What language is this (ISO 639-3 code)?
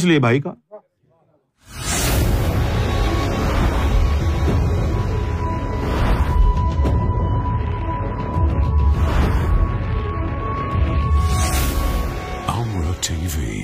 urd